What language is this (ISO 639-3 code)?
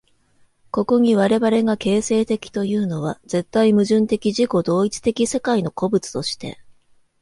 jpn